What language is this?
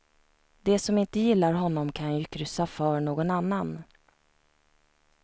Swedish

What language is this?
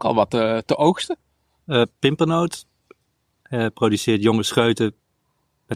Dutch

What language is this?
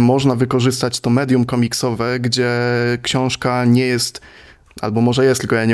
Polish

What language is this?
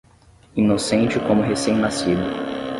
Portuguese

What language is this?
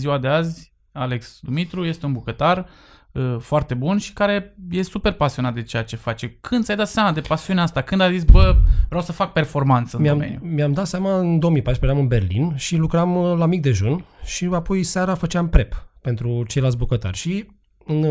Romanian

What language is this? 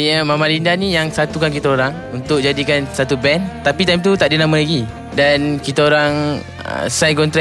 Malay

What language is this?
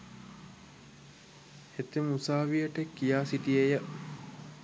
Sinhala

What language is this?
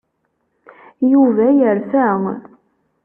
Kabyle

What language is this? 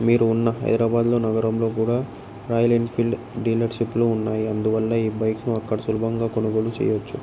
Telugu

